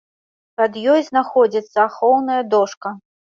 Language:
Belarusian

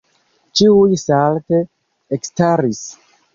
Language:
Esperanto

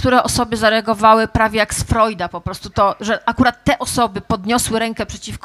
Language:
Polish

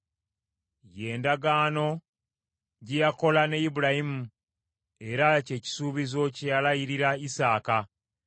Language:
Ganda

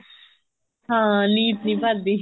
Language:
Punjabi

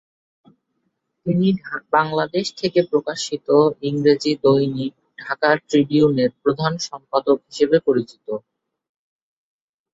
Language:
Bangla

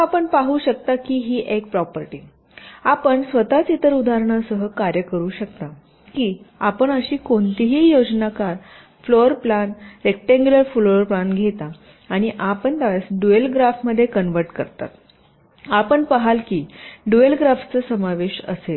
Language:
Marathi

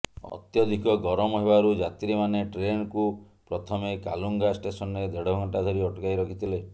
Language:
Odia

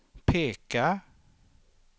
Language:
Swedish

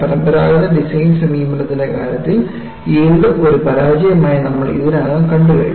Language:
Malayalam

